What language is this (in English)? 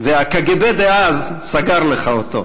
Hebrew